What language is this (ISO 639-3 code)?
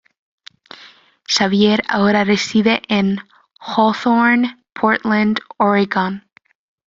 spa